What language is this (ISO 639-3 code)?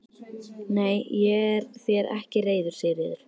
isl